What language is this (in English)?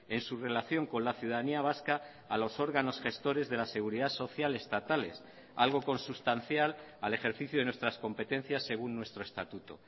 Spanish